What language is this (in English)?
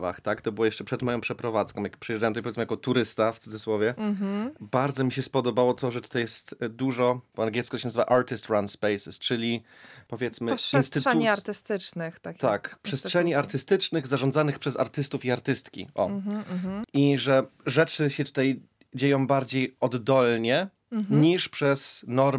Polish